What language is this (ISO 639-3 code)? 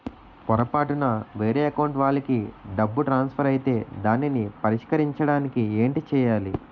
tel